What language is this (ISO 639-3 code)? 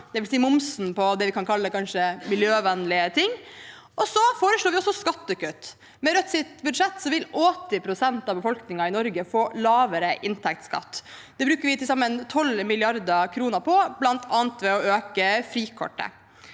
nor